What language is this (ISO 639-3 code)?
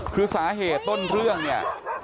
tha